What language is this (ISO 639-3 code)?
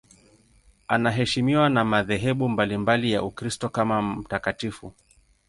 swa